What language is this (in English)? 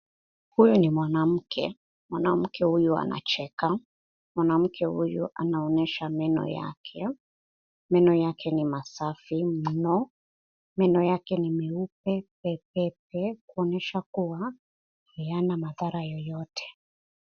Swahili